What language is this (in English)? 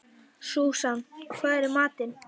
Icelandic